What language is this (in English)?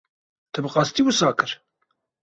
Kurdish